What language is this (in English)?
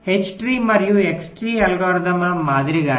Telugu